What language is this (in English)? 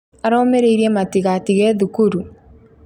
Kikuyu